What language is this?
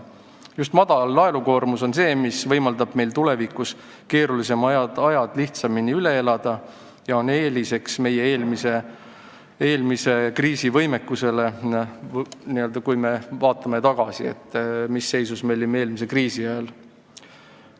Estonian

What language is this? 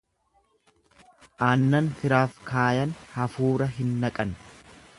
Oromo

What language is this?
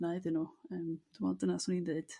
Welsh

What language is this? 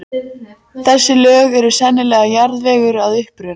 Icelandic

